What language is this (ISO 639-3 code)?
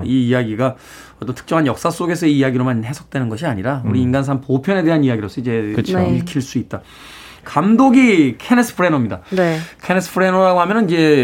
kor